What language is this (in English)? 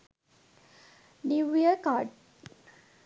Sinhala